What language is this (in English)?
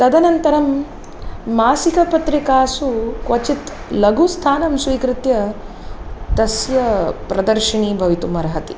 Sanskrit